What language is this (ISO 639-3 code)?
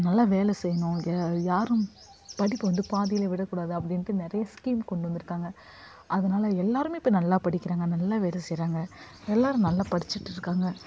tam